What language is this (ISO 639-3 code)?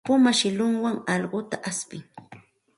qxt